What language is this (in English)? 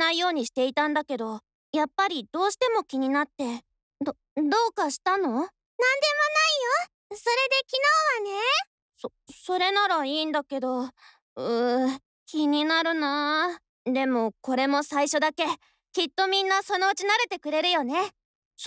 Japanese